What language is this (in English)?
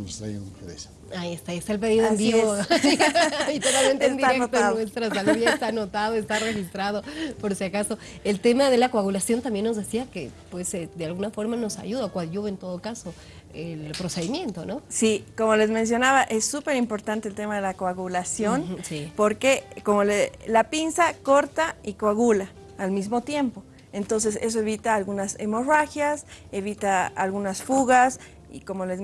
Spanish